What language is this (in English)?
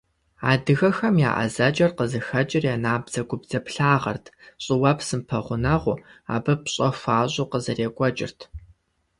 Kabardian